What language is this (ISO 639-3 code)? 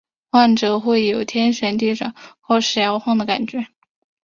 zho